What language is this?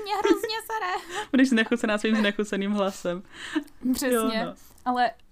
Czech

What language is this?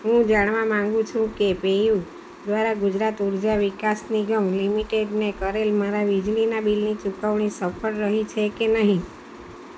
Gujarati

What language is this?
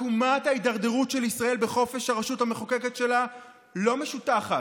Hebrew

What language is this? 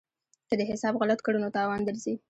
Pashto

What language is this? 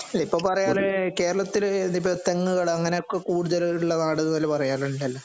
Malayalam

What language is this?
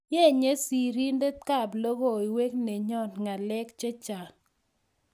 Kalenjin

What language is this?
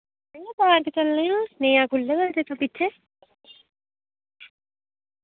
Dogri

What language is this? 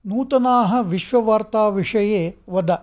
Sanskrit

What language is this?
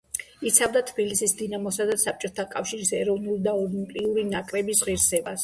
Georgian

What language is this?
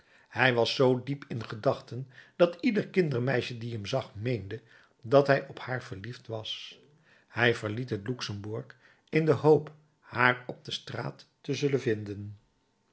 Dutch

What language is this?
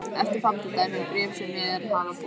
Icelandic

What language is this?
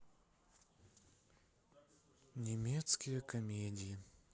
Russian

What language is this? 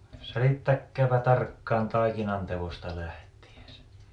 Finnish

